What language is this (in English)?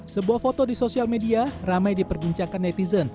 Indonesian